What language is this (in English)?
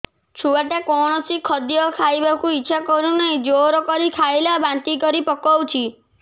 Odia